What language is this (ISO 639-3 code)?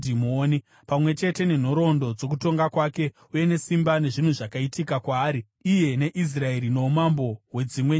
sna